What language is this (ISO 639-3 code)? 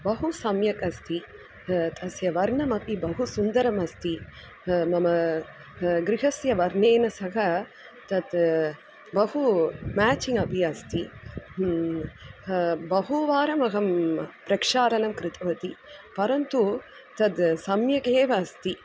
san